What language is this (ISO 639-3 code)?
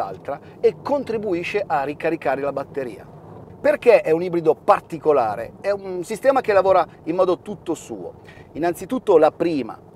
ita